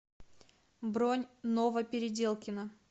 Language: Russian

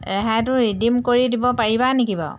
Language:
Assamese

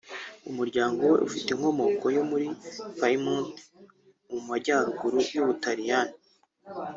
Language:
Kinyarwanda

